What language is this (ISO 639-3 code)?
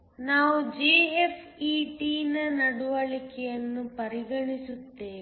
kan